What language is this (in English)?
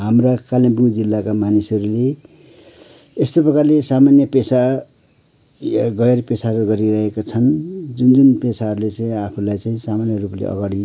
Nepali